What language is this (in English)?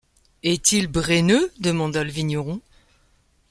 French